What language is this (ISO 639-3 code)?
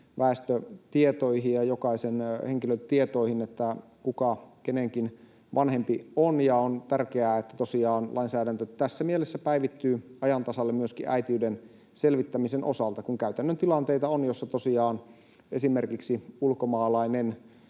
fin